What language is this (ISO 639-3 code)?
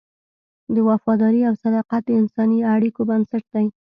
pus